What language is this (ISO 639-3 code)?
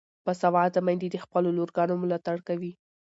pus